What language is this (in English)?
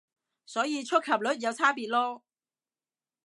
Cantonese